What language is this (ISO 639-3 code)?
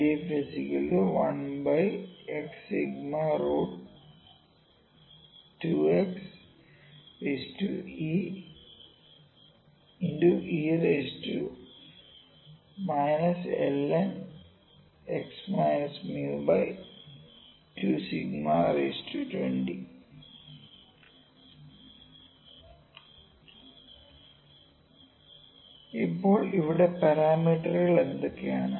mal